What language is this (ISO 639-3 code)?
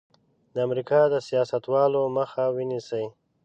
pus